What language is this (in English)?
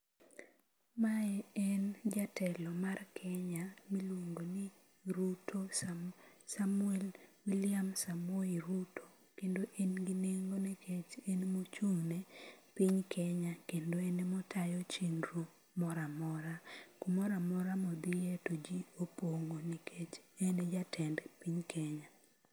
Luo (Kenya and Tanzania)